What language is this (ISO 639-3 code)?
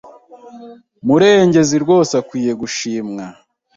kin